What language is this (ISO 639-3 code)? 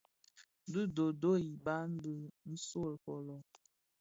ksf